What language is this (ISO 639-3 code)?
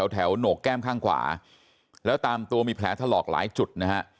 tha